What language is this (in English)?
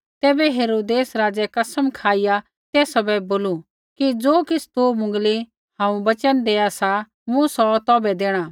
Kullu Pahari